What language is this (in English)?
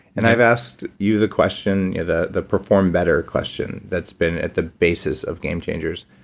English